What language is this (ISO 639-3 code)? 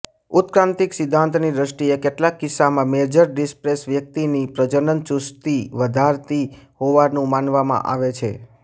guj